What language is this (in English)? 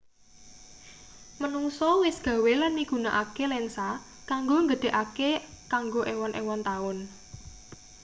Javanese